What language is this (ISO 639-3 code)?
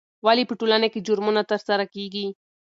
pus